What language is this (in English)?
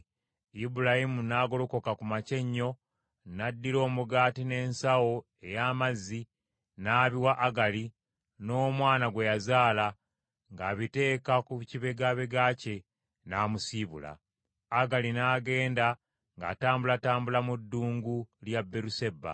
Ganda